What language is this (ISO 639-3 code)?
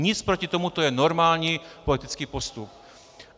ces